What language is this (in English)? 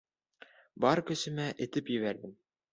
Bashkir